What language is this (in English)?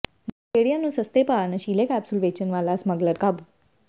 Punjabi